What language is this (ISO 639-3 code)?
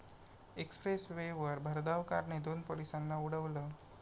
mar